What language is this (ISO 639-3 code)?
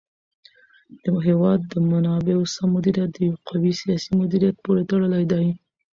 pus